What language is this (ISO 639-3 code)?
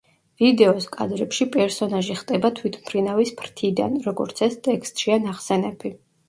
kat